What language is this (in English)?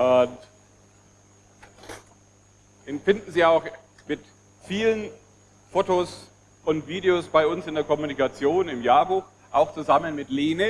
German